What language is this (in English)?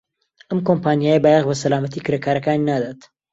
Central Kurdish